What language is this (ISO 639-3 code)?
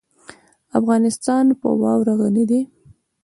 pus